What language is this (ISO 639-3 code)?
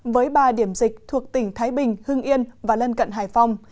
vie